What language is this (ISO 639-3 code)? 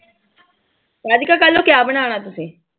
pan